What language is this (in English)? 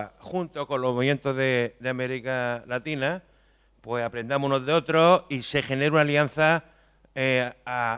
Spanish